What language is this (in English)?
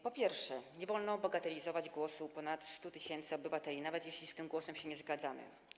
Polish